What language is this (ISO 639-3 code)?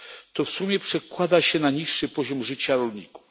pol